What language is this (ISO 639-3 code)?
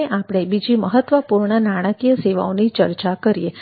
guj